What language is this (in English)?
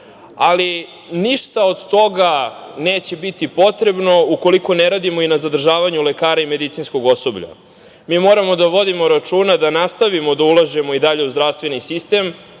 Serbian